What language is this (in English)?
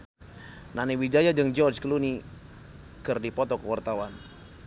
Sundanese